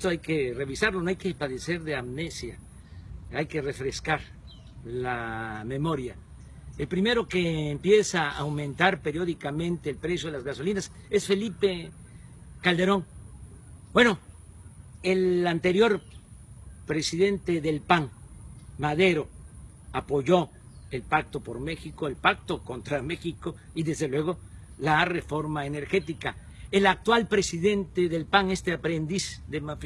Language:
Spanish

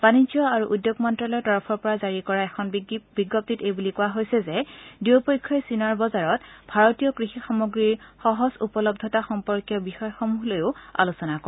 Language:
Assamese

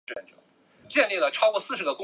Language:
Chinese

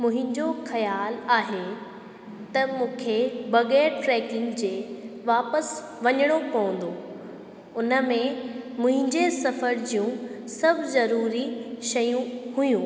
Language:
Sindhi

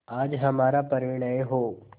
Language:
Hindi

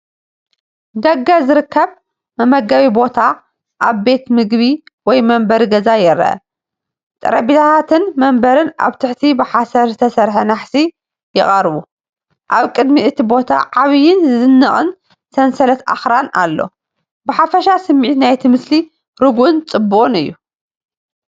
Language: Tigrinya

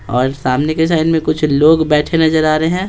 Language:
Hindi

